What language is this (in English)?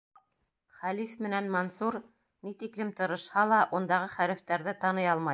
Bashkir